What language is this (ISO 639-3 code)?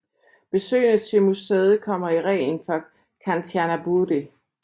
dan